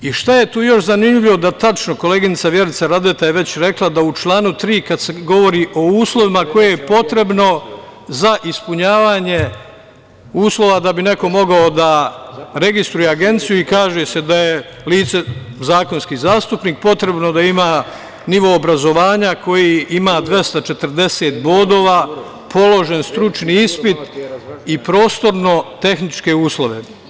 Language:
Serbian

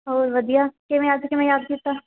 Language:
Punjabi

